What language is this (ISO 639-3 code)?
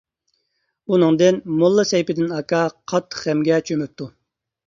uig